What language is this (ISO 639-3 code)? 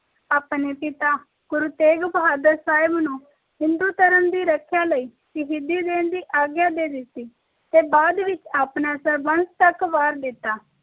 pan